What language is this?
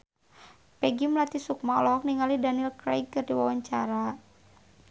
Sundanese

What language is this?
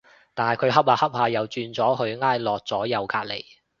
Cantonese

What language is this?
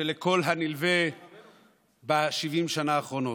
Hebrew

